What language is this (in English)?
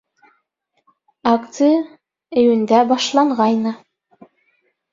Bashkir